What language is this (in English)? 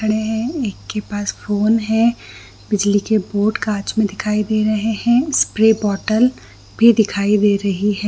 Hindi